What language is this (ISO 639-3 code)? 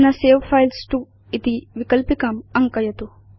san